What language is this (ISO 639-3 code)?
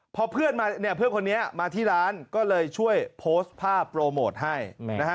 tha